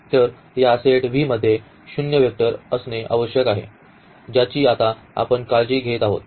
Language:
Marathi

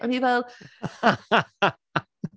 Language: Welsh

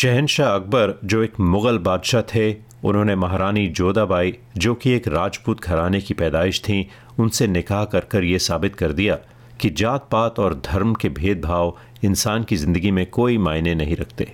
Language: Hindi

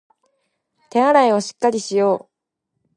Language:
Japanese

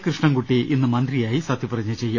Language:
Malayalam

